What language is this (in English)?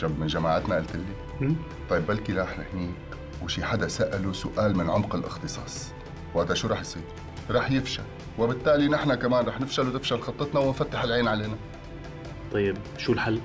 Arabic